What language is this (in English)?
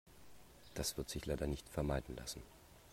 German